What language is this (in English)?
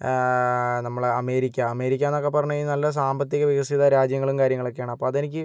Malayalam